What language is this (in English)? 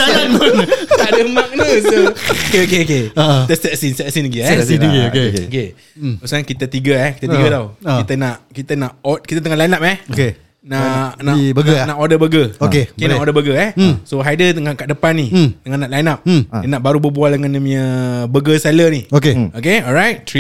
Malay